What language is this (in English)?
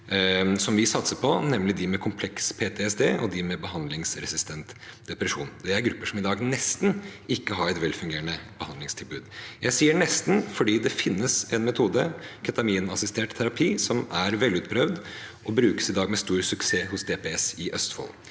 Norwegian